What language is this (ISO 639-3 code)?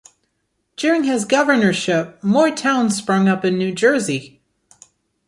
eng